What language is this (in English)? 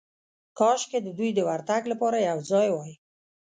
Pashto